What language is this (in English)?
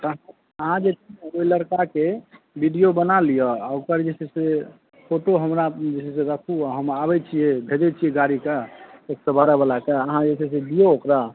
Maithili